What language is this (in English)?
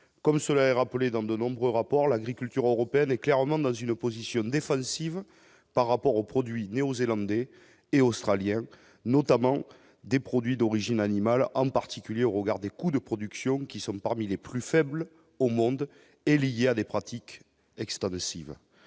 French